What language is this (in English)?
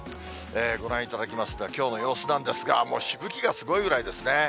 Japanese